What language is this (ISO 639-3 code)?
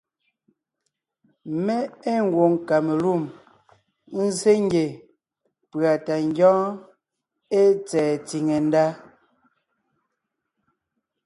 nnh